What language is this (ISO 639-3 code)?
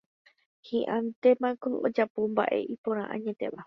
grn